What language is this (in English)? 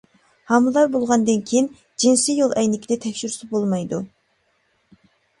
Uyghur